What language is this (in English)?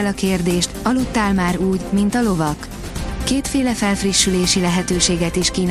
Hungarian